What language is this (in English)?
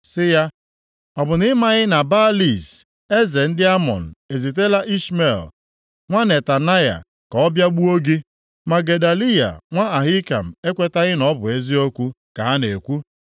Igbo